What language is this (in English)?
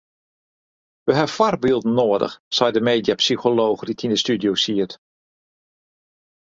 Western Frisian